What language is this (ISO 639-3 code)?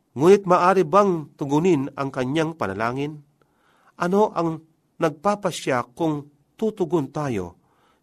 fil